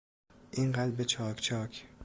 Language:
Persian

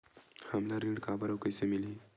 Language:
Chhattisgarhi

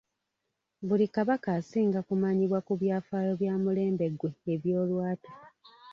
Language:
Ganda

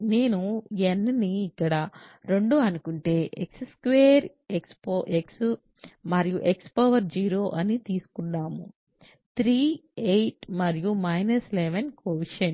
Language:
Telugu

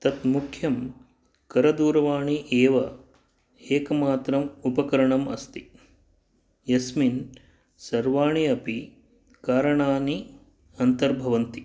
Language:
Sanskrit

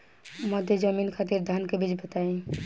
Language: Bhojpuri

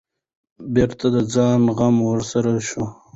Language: Pashto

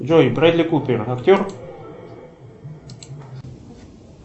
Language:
Russian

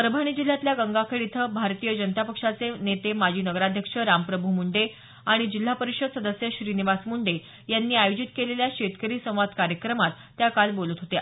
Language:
Marathi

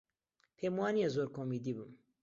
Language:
Central Kurdish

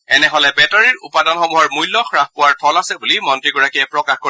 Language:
Assamese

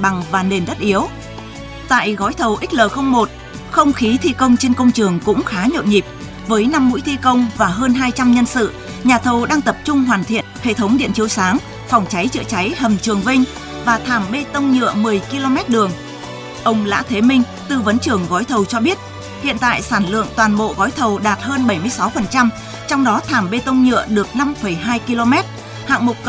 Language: Vietnamese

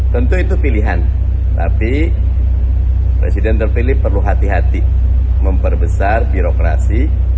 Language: Indonesian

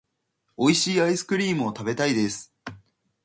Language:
Japanese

